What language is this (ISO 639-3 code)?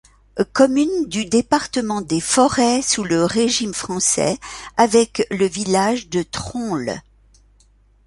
fra